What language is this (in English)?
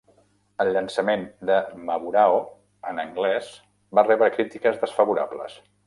Catalan